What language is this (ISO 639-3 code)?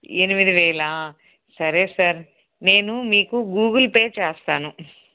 tel